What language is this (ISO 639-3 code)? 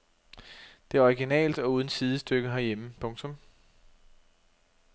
dan